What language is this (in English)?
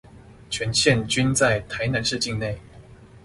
Chinese